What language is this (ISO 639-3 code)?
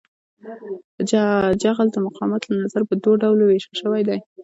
pus